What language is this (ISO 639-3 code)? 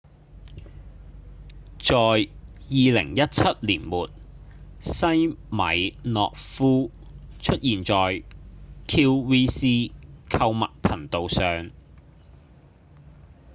yue